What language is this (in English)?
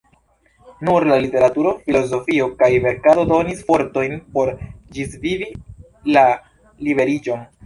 Esperanto